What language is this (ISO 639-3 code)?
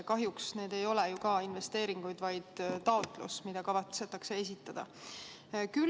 est